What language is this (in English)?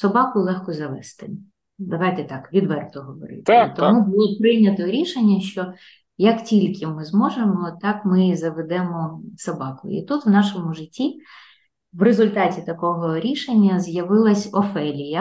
Ukrainian